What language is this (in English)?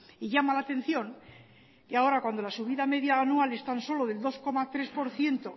Spanish